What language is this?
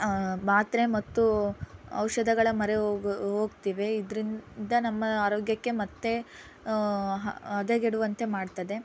Kannada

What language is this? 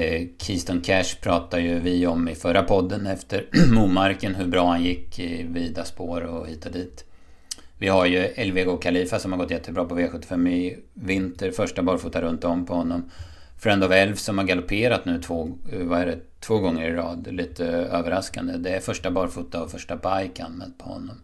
Swedish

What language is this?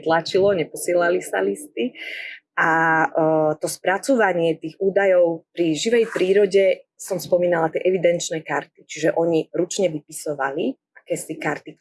Slovak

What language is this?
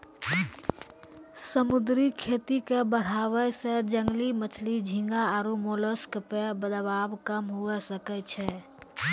Maithili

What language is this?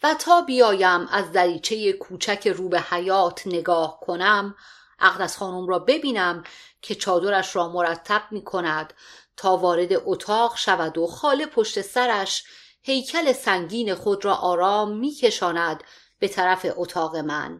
Persian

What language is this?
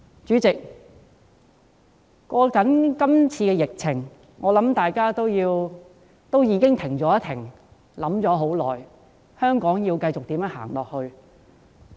Cantonese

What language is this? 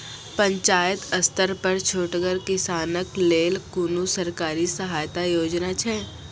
Maithili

